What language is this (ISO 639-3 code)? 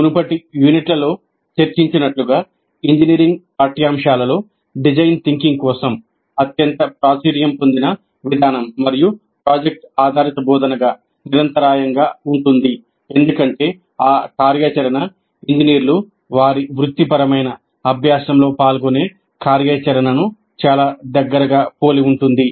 tel